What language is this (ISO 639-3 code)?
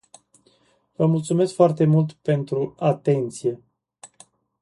ron